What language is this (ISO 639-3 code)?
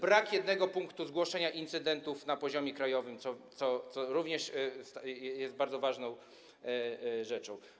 pol